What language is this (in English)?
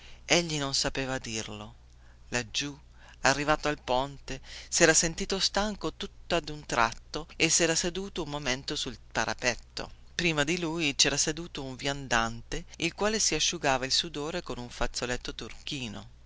Italian